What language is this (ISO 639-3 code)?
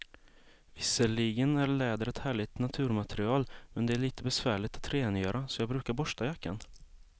swe